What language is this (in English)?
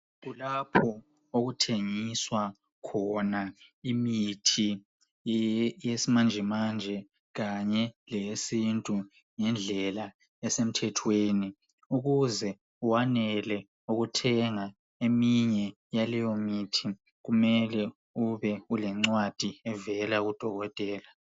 North Ndebele